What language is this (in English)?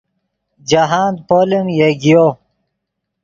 Yidgha